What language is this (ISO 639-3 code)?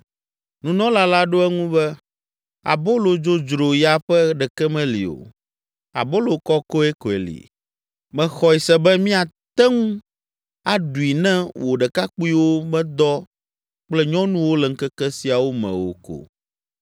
ewe